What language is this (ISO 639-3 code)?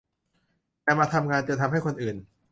tha